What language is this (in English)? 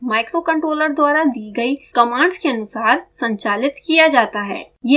Hindi